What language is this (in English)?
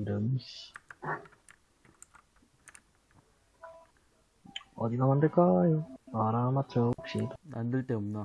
Korean